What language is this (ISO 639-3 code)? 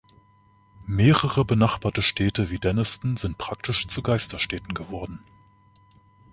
deu